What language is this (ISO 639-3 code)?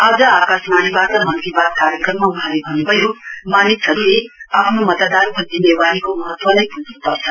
nep